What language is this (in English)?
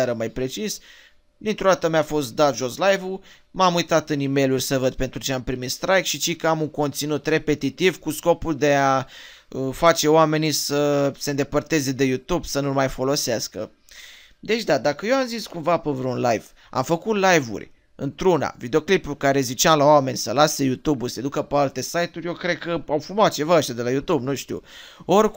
Romanian